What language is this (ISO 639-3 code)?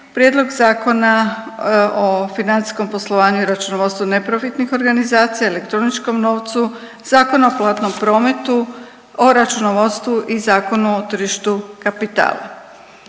hrv